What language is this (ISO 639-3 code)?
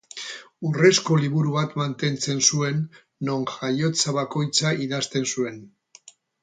eus